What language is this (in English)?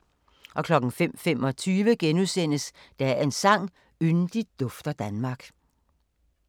Danish